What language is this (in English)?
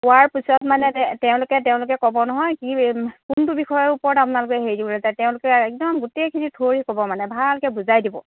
Assamese